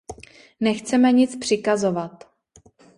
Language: Czech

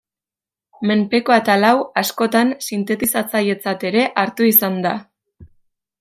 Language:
Basque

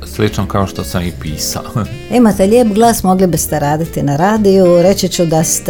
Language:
Croatian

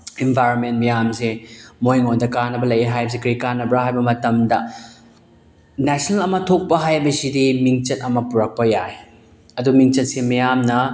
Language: Manipuri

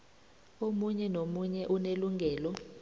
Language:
South Ndebele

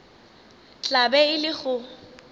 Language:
Northern Sotho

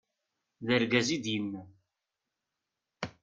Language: Kabyle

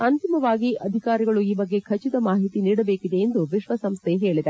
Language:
Kannada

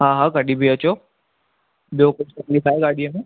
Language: Sindhi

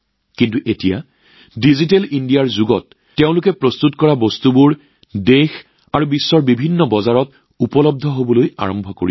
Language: Assamese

